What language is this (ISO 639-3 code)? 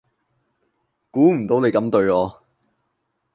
yue